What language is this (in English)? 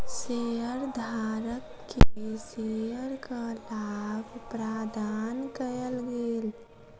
Maithili